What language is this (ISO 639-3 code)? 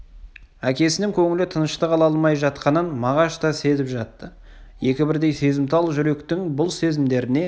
kaz